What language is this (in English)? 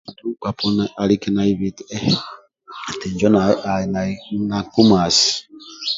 Amba (Uganda)